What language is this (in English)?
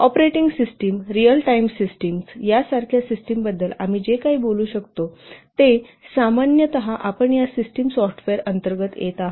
Marathi